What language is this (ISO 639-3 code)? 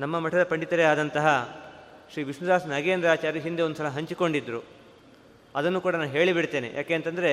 kan